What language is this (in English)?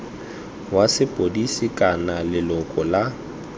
Tswana